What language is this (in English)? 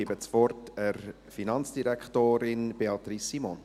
Swiss German